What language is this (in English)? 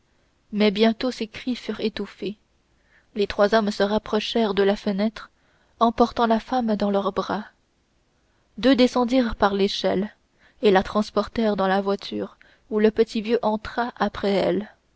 French